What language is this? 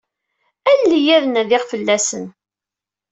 Kabyle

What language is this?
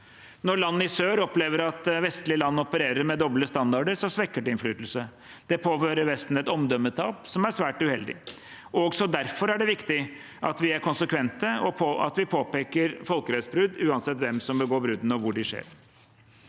Norwegian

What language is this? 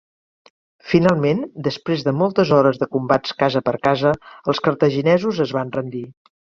Catalan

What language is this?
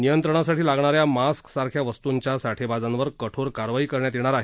Marathi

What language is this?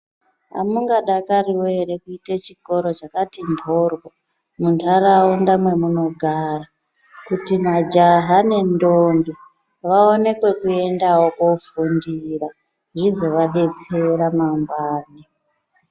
Ndau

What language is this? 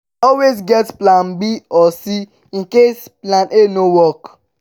Nigerian Pidgin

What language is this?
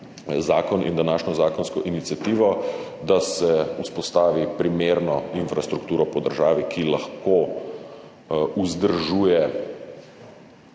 Slovenian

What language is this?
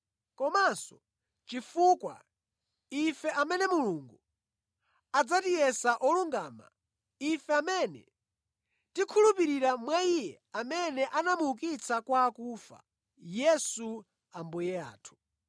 Nyanja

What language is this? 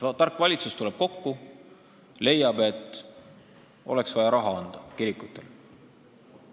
Estonian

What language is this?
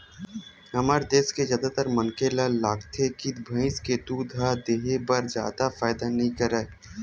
Chhattisgarhi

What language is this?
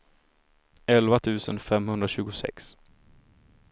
Swedish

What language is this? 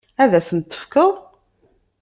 Kabyle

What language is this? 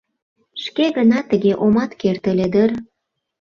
Mari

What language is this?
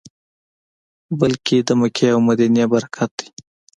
Pashto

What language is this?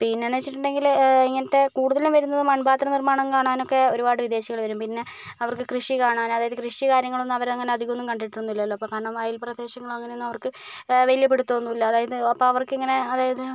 Malayalam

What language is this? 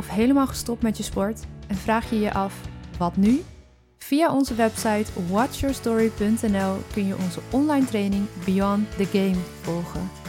Dutch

